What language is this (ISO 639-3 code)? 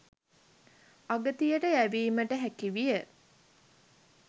sin